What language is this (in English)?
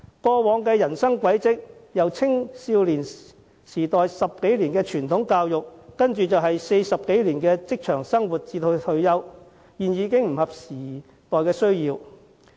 Cantonese